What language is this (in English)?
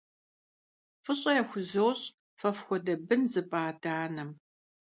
Kabardian